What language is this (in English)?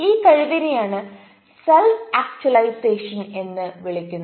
Malayalam